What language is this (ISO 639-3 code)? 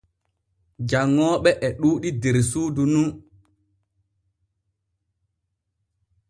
fue